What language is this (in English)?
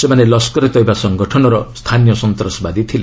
Odia